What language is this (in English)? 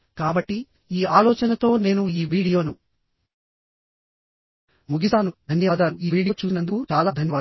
Telugu